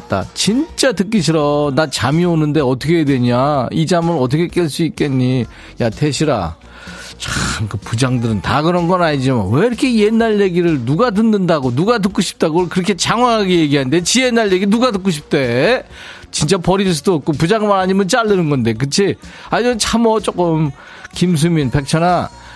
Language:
Korean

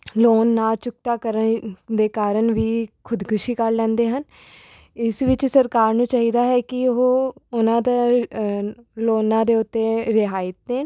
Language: Punjabi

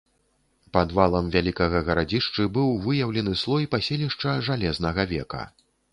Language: Belarusian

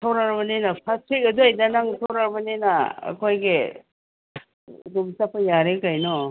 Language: Manipuri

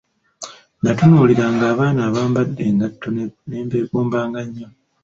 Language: Ganda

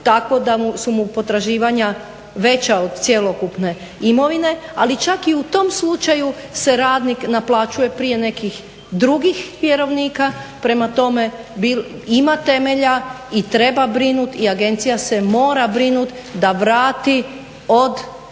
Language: Croatian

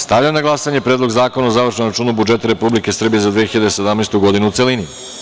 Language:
Serbian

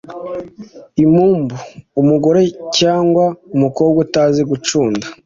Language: Kinyarwanda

